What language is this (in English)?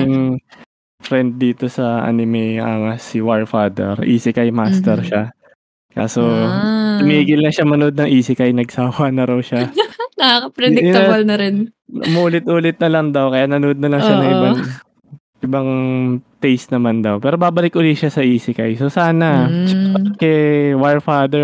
Filipino